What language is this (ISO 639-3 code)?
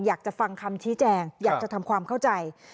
tha